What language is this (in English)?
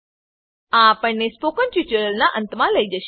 Gujarati